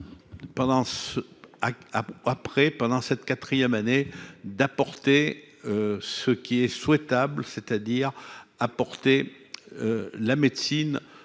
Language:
French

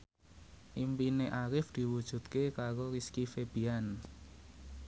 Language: Javanese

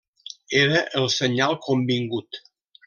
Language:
Catalan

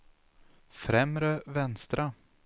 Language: Swedish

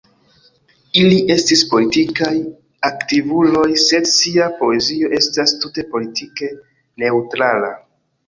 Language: Esperanto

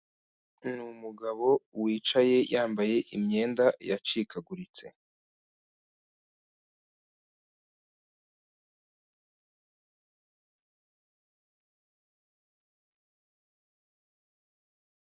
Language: Kinyarwanda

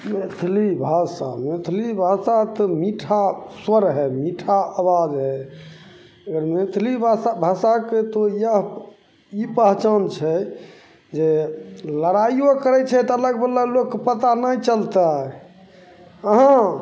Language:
Maithili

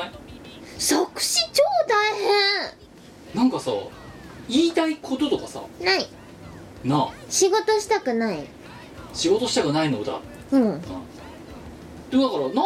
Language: Japanese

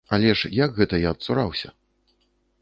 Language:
Belarusian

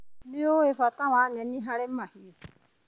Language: Kikuyu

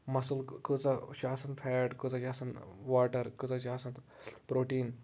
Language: Kashmiri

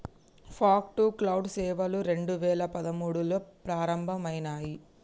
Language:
Telugu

